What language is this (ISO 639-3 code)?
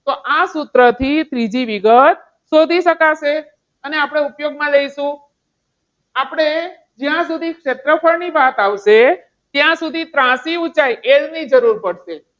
guj